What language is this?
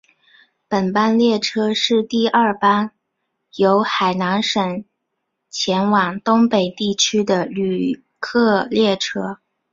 Chinese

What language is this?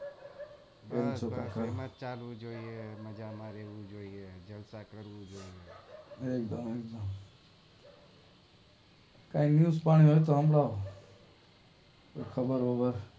Gujarati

